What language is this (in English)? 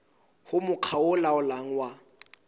Southern Sotho